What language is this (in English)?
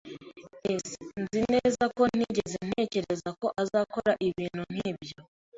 Kinyarwanda